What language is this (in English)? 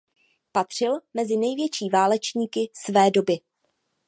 Czech